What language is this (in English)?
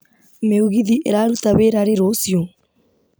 Kikuyu